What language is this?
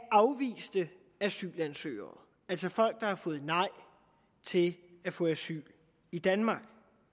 Danish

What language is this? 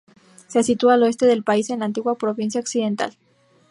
Spanish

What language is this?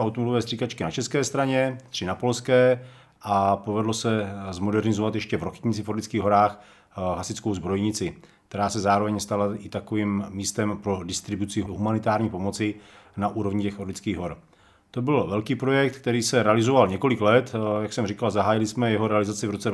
Czech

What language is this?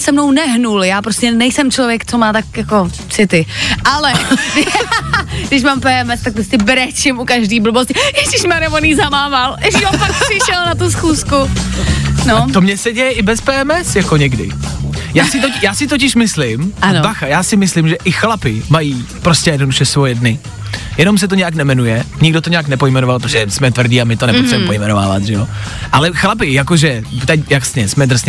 Czech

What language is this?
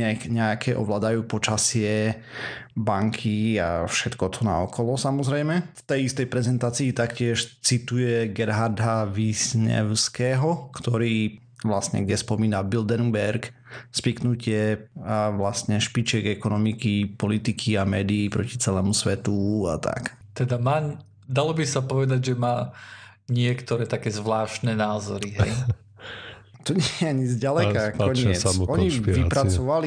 Slovak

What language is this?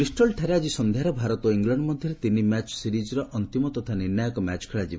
Odia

